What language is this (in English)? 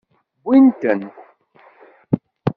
Kabyle